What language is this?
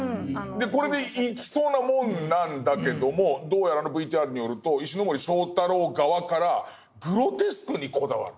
Japanese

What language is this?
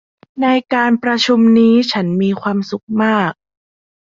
Thai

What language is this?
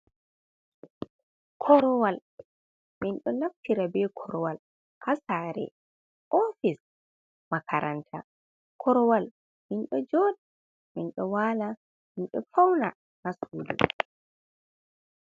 Fula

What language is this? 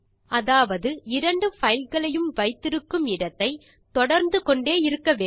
Tamil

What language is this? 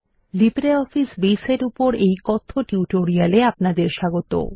Bangla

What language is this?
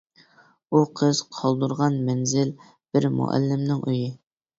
Uyghur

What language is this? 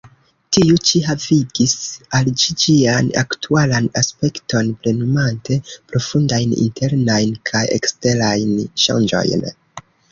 Esperanto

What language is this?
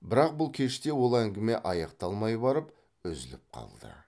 Kazakh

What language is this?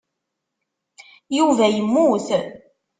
Kabyle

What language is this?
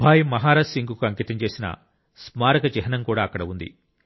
Telugu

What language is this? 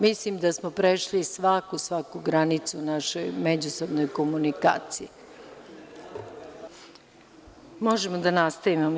Serbian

